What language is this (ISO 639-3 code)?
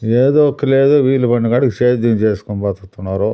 tel